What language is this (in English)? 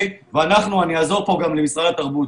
Hebrew